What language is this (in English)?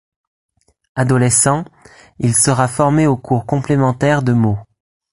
French